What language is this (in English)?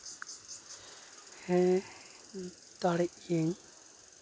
Santali